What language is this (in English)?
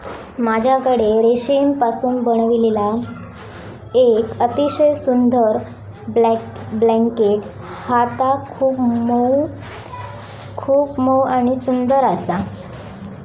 Marathi